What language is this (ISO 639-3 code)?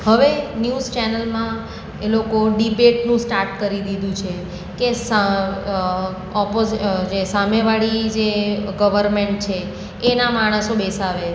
guj